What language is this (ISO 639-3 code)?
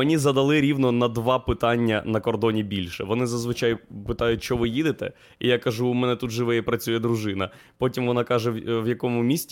ukr